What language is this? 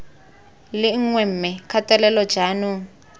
Tswana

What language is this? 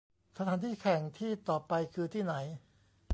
Thai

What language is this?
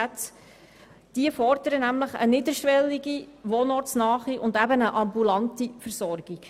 Swiss German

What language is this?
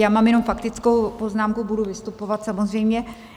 Czech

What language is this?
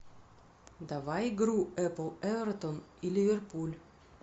Russian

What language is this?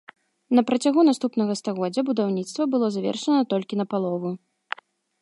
Belarusian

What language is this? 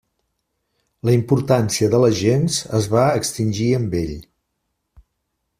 Catalan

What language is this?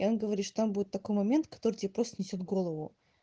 Russian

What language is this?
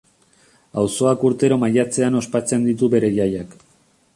Basque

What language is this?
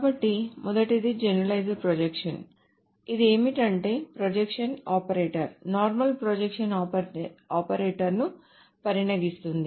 Telugu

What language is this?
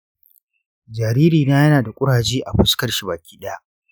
Hausa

